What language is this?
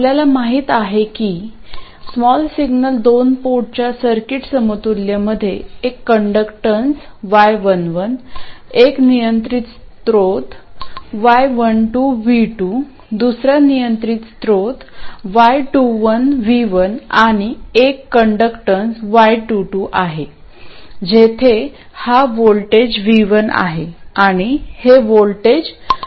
Marathi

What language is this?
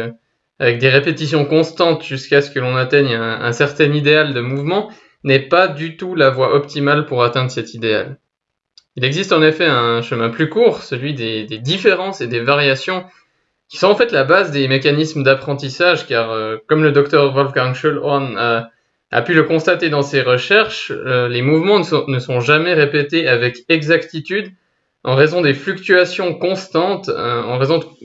French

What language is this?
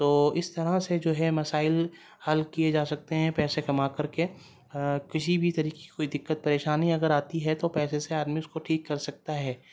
Urdu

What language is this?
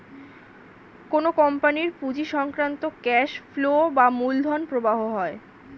Bangla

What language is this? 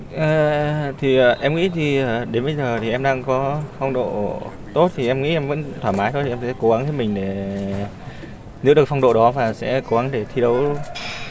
Vietnamese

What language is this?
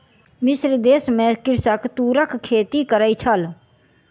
Maithili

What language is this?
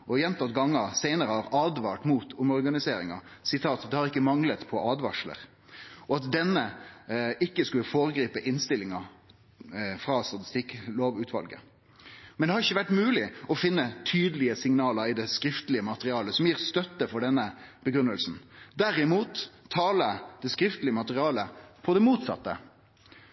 Norwegian Nynorsk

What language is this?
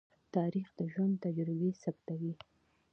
Pashto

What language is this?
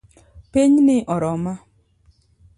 Luo (Kenya and Tanzania)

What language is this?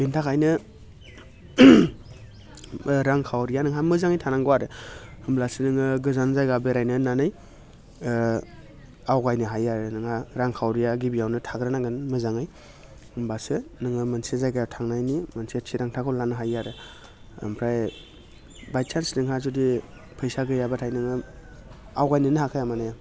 Bodo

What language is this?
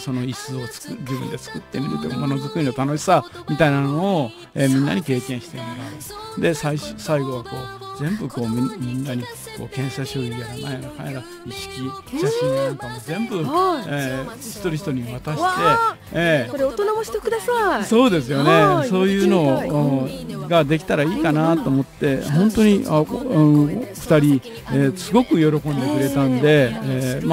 Japanese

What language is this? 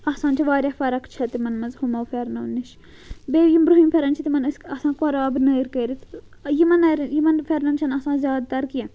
Kashmiri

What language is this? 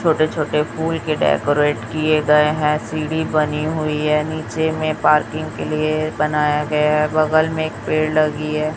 Hindi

